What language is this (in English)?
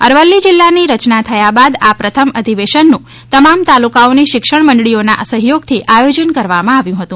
Gujarati